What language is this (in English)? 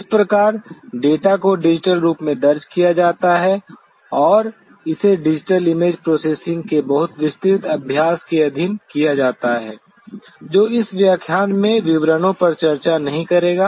Hindi